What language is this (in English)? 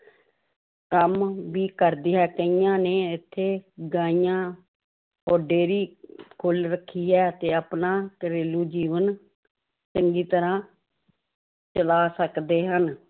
Punjabi